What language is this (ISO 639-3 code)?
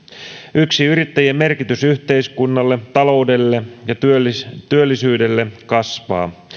fin